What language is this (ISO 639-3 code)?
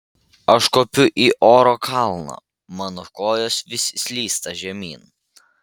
lit